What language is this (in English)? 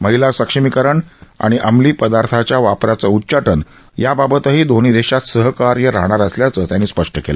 Marathi